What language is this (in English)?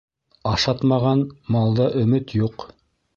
Bashkir